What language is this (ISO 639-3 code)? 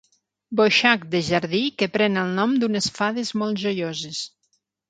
cat